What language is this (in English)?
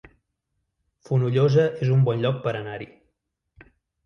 Catalan